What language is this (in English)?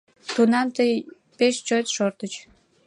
Mari